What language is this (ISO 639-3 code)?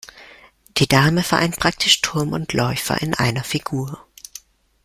deu